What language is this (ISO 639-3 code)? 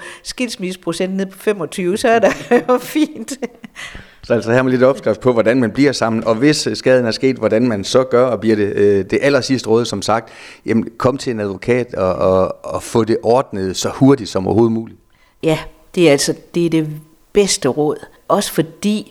dan